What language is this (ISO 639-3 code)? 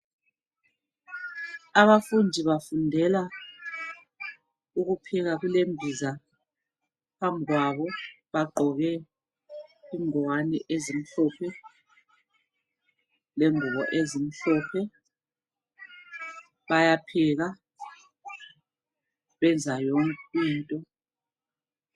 nde